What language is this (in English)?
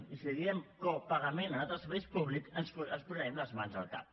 Catalan